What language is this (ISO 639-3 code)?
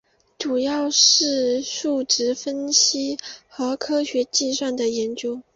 zho